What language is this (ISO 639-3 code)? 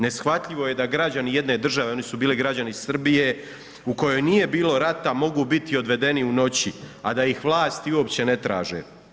hrv